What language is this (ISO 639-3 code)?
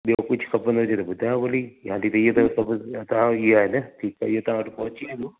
snd